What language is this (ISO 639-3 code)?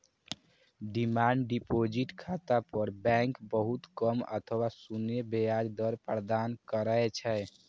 mai